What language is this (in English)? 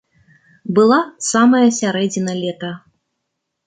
Belarusian